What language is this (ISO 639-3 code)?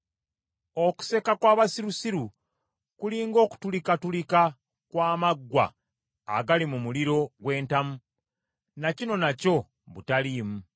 lug